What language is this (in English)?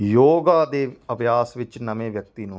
Punjabi